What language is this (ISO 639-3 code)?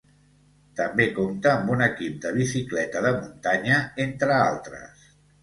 cat